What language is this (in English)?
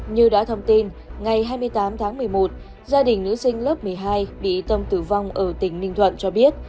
Vietnamese